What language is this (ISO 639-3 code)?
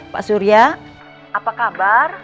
ind